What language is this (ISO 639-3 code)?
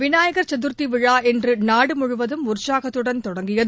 tam